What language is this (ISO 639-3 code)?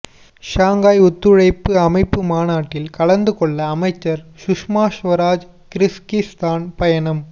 tam